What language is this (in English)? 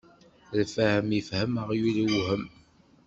Kabyle